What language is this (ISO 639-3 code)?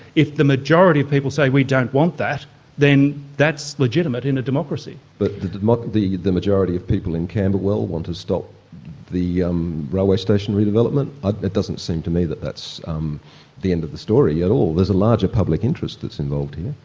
eng